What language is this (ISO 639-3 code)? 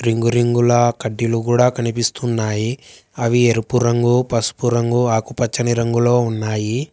tel